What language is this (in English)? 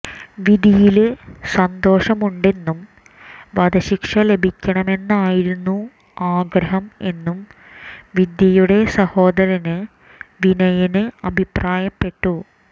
Malayalam